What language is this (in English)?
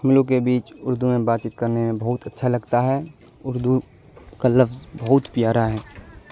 Urdu